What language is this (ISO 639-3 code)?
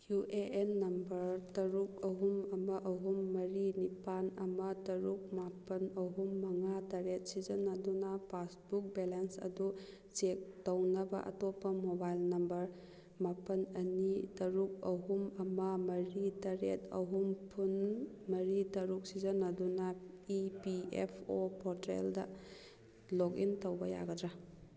mni